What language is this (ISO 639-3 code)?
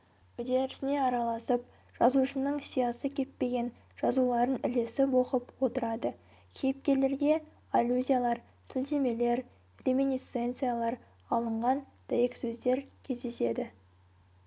kaz